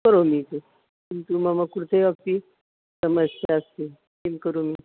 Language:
Sanskrit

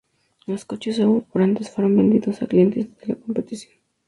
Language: Spanish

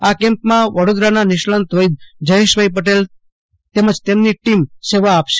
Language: Gujarati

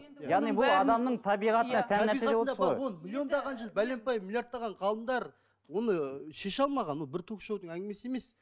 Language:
Kazakh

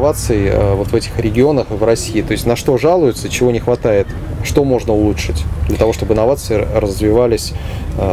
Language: Russian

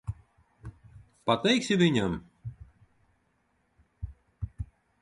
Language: Latvian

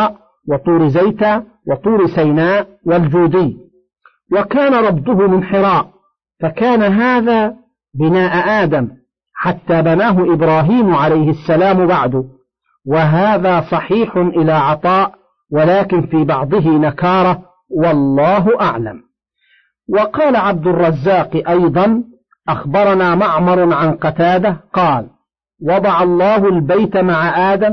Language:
Arabic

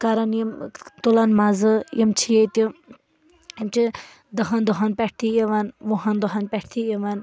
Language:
Kashmiri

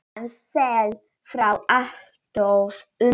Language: Icelandic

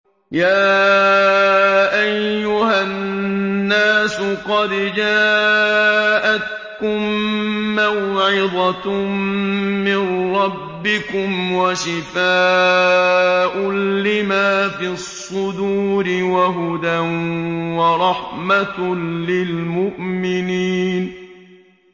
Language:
Arabic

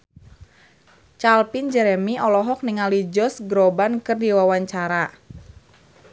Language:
Sundanese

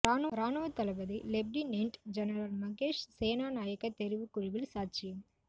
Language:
Tamil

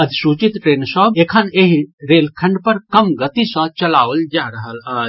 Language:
Maithili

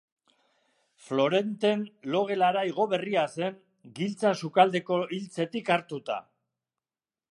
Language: Basque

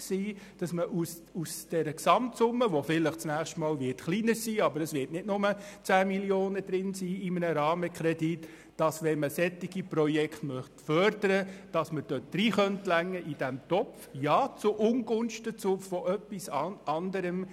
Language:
Swiss German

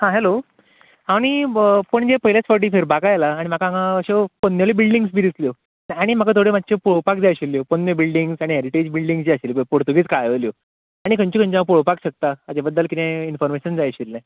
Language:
Konkani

